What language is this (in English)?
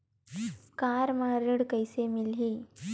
Chhattisgarhi